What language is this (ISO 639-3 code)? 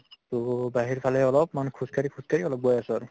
asm